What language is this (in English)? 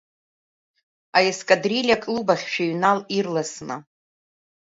Abkhazian